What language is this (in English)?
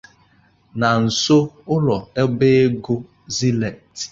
Igbo